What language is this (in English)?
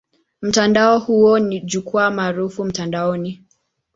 Swahili